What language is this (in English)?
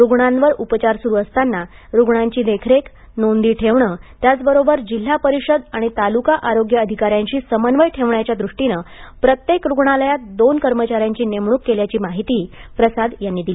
Marathi